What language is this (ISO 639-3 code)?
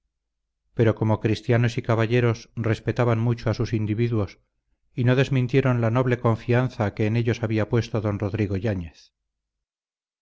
spa